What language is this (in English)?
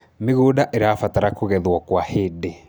Kikuyu